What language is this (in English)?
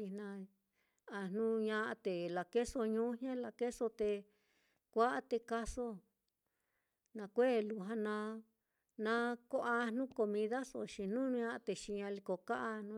Mitlatongo Mixtec